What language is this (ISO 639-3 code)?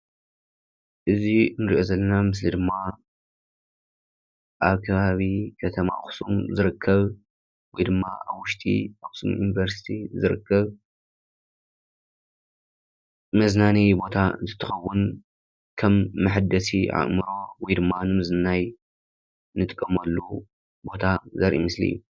tir